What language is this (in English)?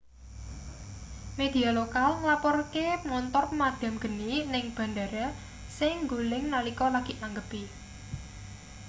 Javanese